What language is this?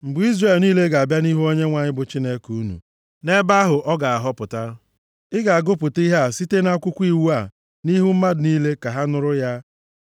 Igbo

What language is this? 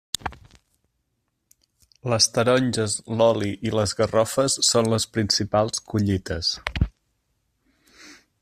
Catalan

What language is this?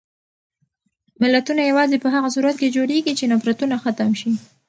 Pashto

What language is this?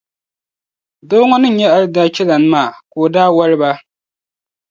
Dagbani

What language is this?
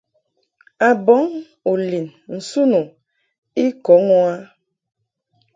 Mungaka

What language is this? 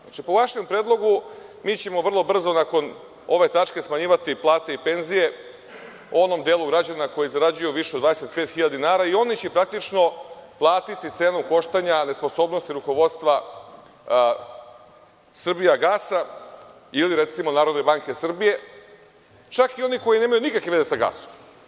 Serbian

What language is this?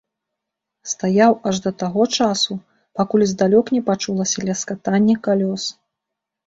Belarusian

